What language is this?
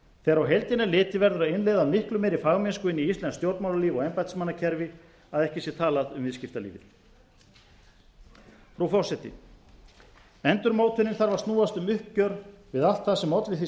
Icelandic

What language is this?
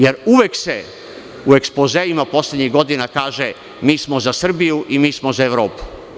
Serbian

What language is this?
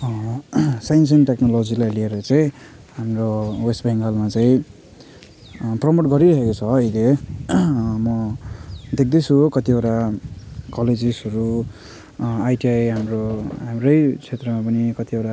Nepali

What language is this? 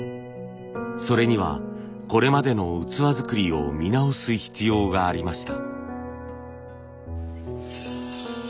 Japanese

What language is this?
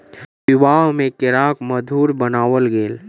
Maithili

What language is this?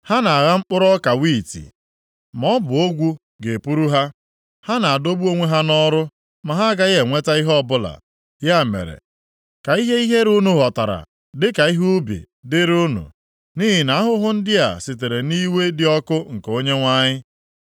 Igbo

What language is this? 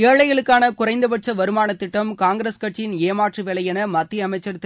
Tamil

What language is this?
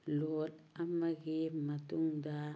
Manipuri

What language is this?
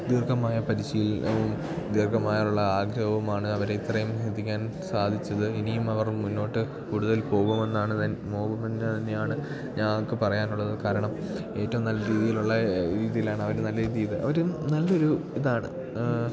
Malayalam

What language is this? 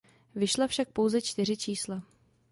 Czech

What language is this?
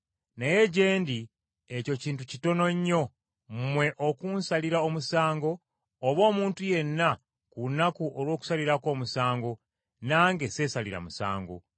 Ganda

